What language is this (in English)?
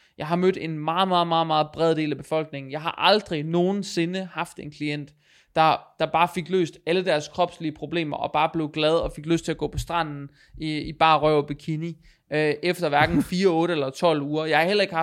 Danish